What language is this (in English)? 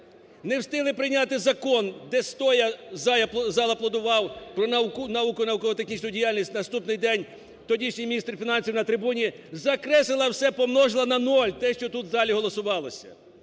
Ukrainian